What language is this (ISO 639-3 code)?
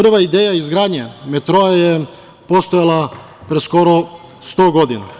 srp